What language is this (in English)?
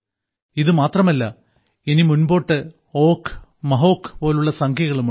Malayalam